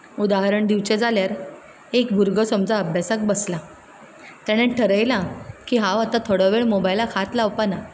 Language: Konkani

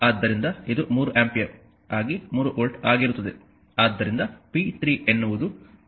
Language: Kannada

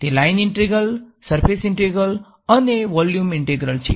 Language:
Gujarati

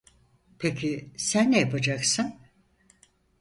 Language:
Turkish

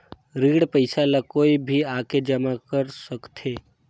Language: Chhattisgarhi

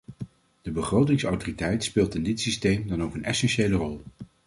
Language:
Dutch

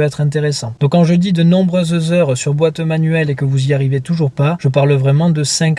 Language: French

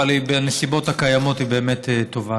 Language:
Hebrew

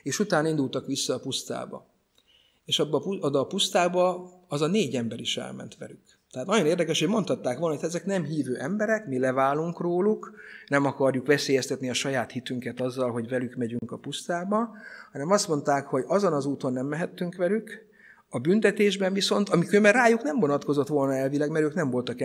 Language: Hungarian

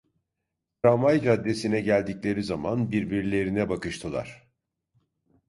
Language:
Turkish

